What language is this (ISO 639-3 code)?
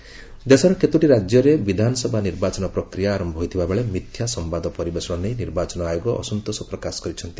ori